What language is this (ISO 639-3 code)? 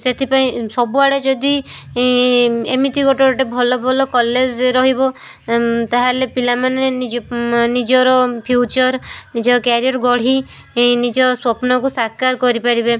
ori